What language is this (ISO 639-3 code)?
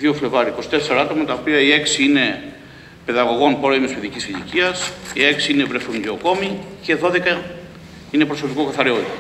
ell